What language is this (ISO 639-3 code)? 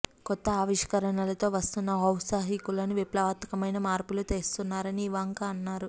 tel